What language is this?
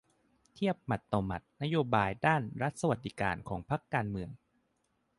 Thai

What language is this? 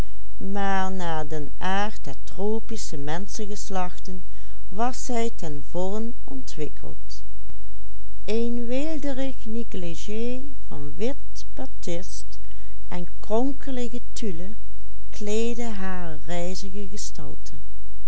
Dutch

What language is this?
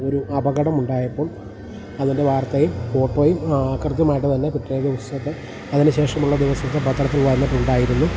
Malayalam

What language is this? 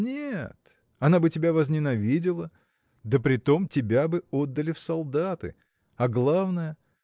Russian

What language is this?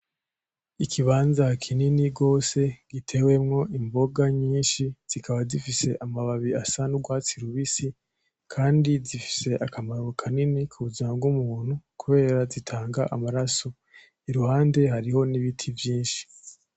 Rundi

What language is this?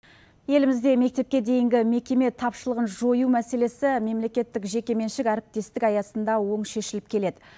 Kazakh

